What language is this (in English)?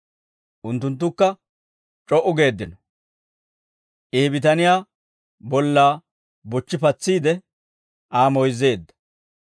Dawro